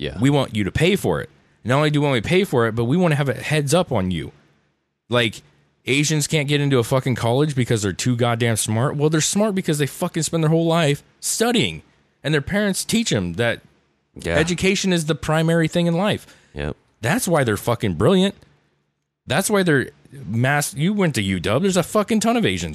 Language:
English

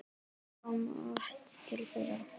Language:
Icelandic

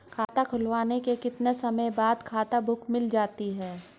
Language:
Hindi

